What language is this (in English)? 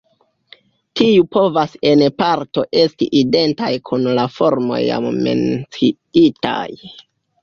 Esperanto